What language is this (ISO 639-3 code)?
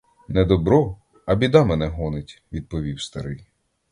ukr